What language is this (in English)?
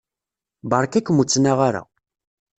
Kabyle